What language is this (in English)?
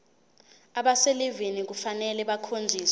Zulu